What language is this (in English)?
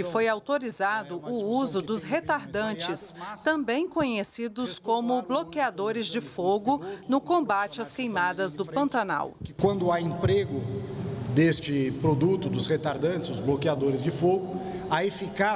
Portuguese